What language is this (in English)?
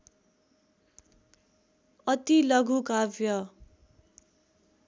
Nepali